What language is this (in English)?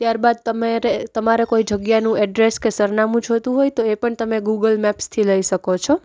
Gujarati